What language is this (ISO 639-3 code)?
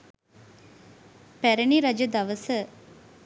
sin